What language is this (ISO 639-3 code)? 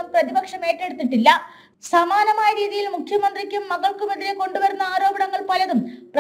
mal